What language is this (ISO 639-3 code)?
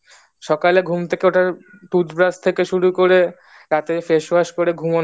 ben